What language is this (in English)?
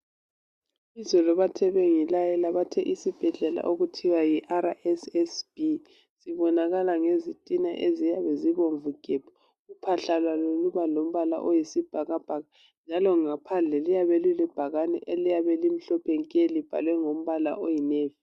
North Ndebele